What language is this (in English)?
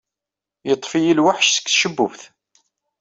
Kabyle